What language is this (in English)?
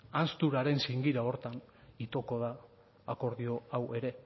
Basque